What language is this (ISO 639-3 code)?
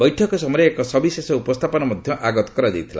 ori